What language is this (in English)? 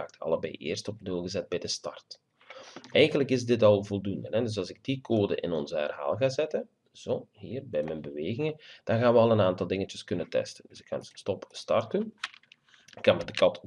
Dutch